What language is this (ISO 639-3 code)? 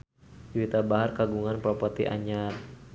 sun